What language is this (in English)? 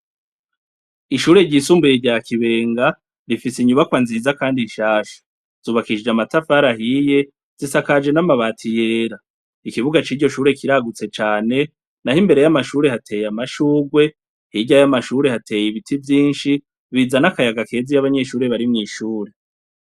Rundi